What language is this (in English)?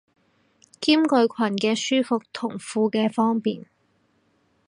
Cantonese